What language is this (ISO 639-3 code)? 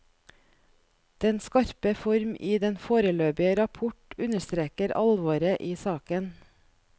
nor